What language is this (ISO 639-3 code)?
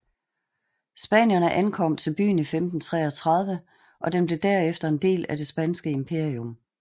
dan